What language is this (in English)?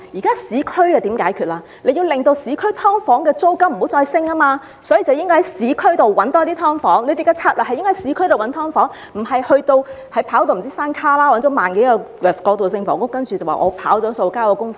Cantonese